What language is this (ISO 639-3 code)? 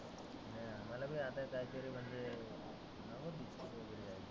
mar